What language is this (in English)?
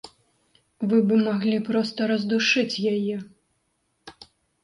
Belarusian